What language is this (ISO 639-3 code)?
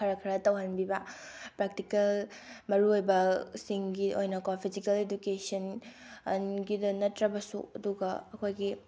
mni